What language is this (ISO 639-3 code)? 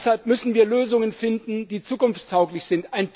deu